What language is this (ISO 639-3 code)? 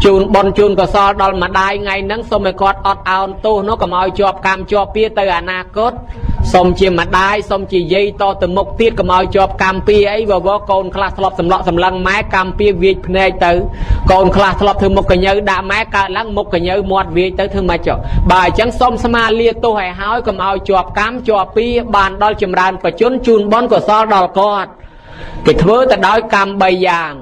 tha